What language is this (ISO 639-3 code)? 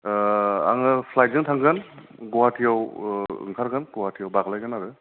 brx